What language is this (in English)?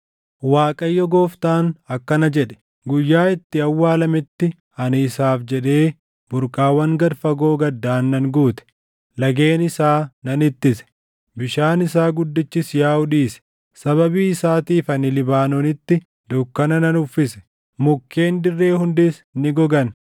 Oromo